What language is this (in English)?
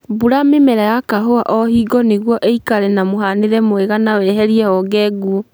Kikuyu